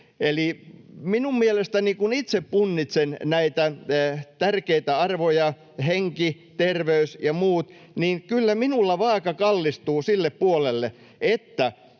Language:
Finnish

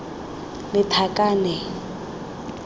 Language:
Tswana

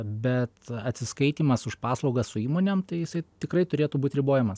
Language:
Lithuanian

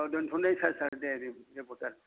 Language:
Bodo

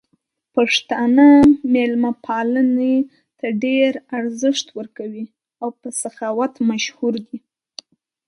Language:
Pashto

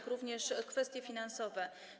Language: Polish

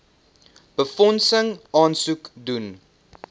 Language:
Afrikaans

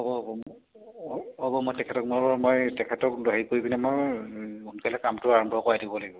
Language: Assamese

